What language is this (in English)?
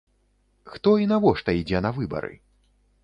Belarusian